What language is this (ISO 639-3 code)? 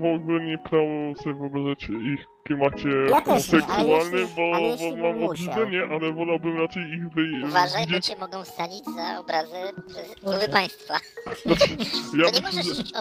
pol